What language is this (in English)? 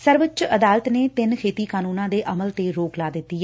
Punjabi